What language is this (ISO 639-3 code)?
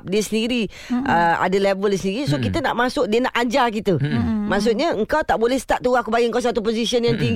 msa